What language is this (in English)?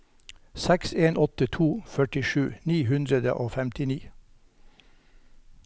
Norwegian